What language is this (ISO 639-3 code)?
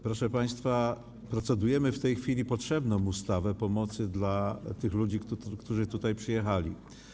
pol